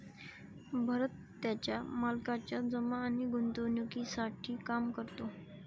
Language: Marathi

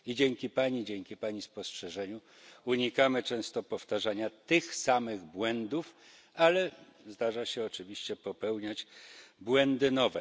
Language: Polish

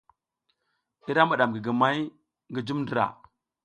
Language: South Giziga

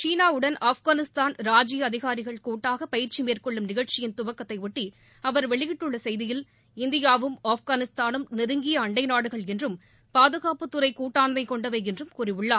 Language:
Tamil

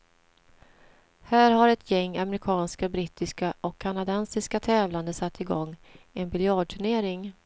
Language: Swedish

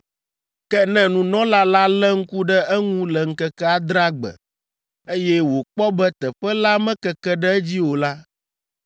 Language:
Ewe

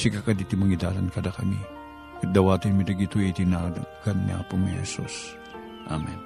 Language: Filipino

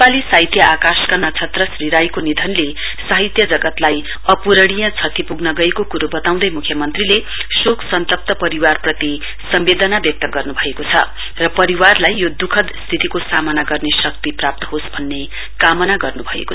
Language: Nepali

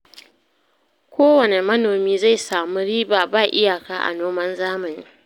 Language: Hausa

